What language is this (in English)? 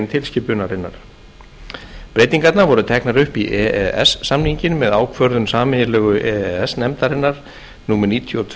Icelandic